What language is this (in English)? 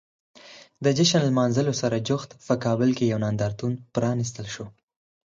Pashto